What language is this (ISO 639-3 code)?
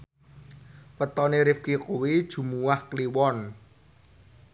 jav